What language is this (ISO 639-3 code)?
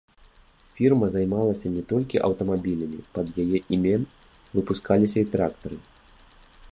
bel